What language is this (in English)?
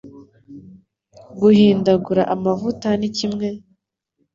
Kinyarwanda